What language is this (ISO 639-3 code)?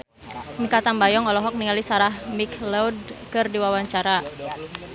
sun